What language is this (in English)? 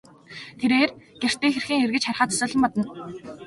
Mongolian